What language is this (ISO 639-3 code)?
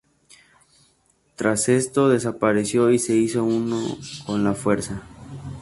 spa